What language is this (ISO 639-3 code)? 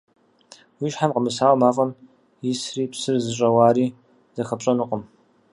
kbd